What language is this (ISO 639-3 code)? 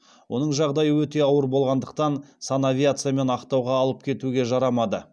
kaz